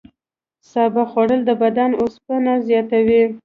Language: Pashto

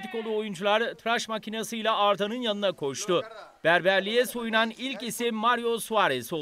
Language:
Turkish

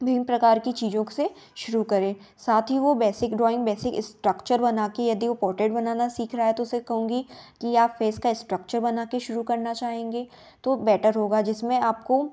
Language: Hindi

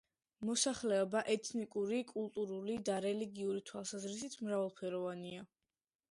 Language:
Georgian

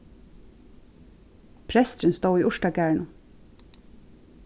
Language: Faroese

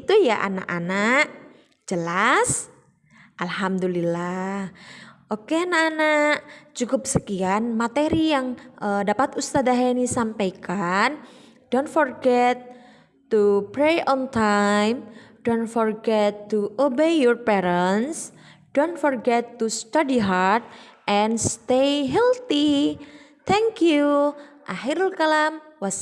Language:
Indonesian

